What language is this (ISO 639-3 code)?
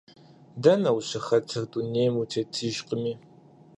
kbd